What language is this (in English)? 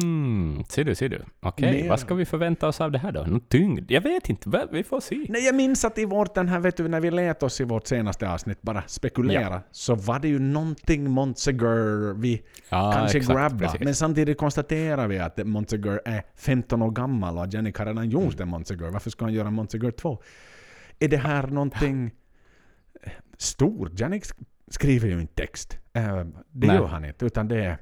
Swedish